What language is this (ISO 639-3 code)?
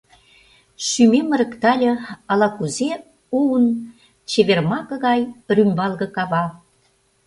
chm